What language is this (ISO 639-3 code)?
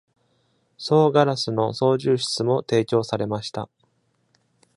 jpn